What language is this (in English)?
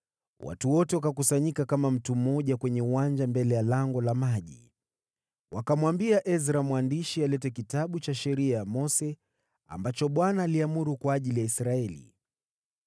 Swahili